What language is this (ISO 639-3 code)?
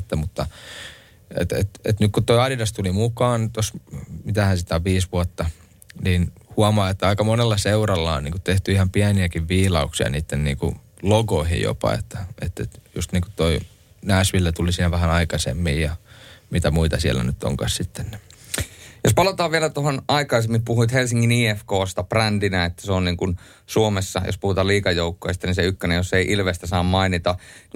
fin